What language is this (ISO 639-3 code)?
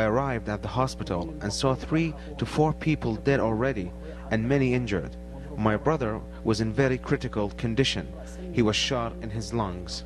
eng